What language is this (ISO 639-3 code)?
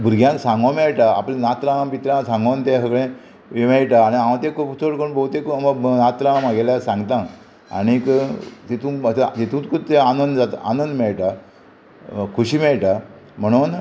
kok